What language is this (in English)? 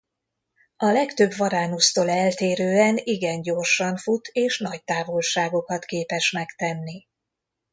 Hungarian